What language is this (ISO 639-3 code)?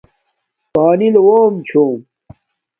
dmk